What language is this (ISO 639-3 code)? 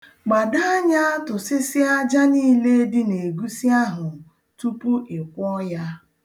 ibo